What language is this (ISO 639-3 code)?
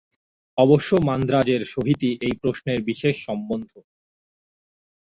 ben